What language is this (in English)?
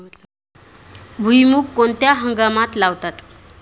Marathi